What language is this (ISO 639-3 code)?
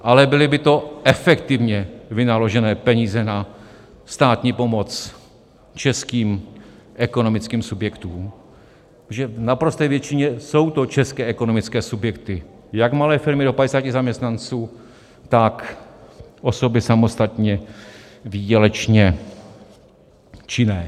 ces